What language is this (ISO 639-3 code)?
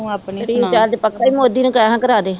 pan